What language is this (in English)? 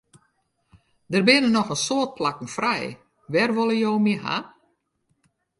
Western Frisian